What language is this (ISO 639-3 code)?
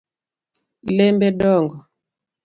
luo